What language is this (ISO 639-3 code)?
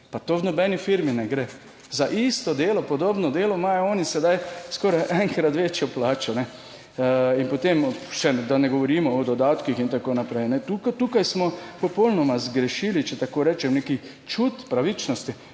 slv